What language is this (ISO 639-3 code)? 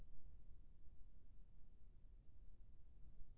hne